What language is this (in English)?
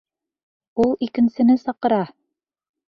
Bashkir